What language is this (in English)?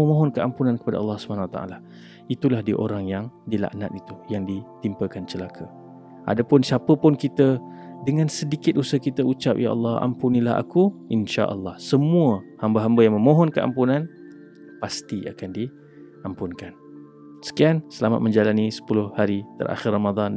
Malay